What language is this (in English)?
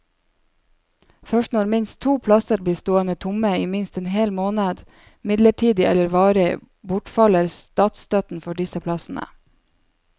Norwegian